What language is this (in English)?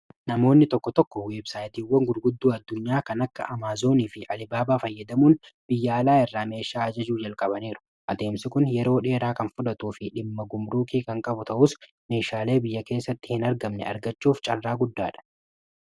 Oromo